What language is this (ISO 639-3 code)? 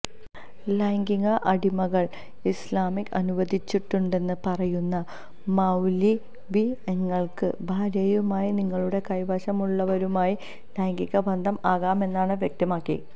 mal